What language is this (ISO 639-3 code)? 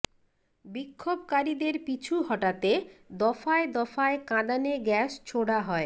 ben